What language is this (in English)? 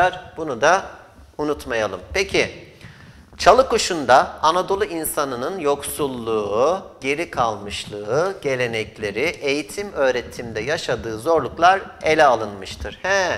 Turkish